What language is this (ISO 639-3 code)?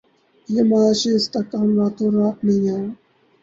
urd